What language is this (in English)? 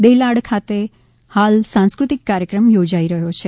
Gujarati